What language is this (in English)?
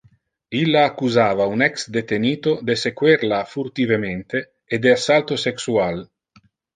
Interlingua